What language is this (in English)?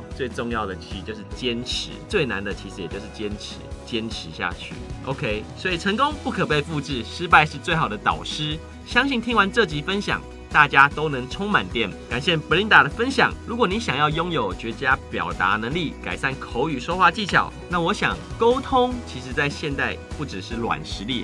Chinese